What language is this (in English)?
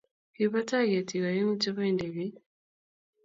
Kalenjin